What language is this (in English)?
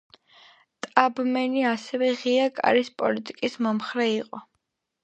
Georgian